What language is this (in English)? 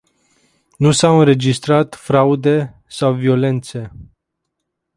Romanian